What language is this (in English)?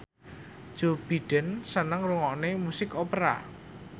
Javanese